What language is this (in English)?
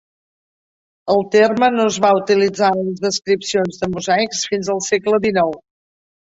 Catalan